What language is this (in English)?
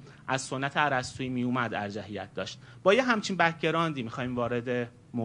Persian